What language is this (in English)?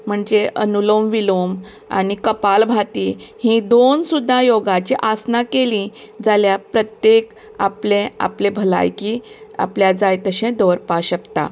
Konkani